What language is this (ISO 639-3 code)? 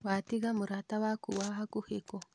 kik